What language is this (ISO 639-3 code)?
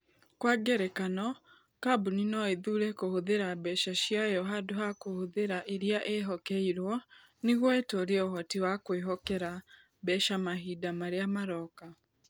kik